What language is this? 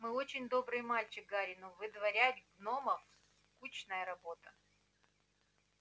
Russian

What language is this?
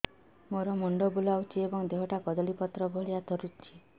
Odia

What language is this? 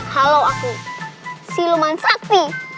Indonesian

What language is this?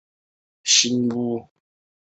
Chinese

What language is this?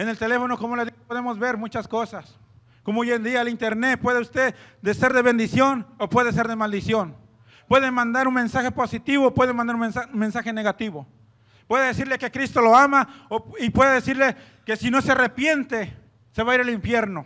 Spanish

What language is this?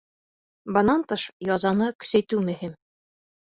Bashkir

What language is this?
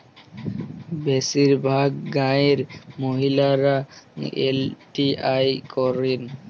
Bangla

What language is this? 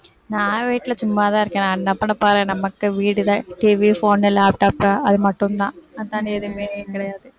Tamil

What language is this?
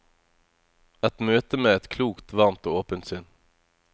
Norwegian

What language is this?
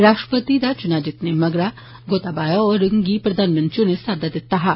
Dogri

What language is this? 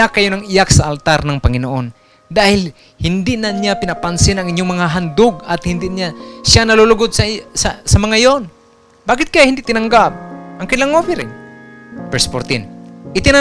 Filipino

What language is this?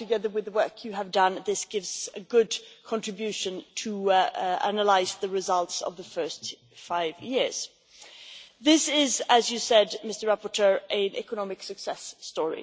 English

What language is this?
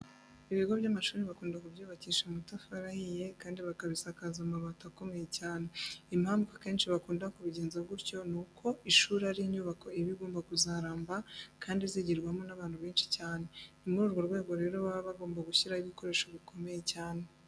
Kinyarwanda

